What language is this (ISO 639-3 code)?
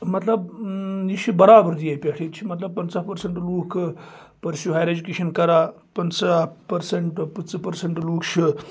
kas